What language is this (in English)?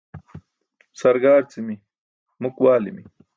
Burushaski